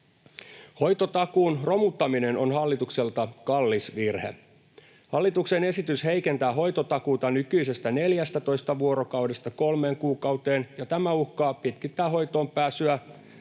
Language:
Finnish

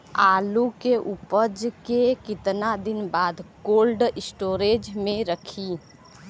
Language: Bhojpuri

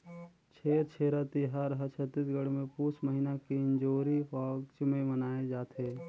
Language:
Chhattisgarhi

